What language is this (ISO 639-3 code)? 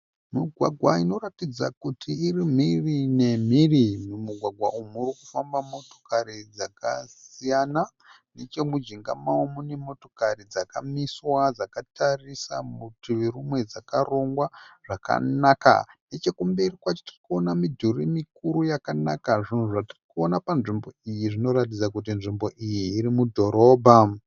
sna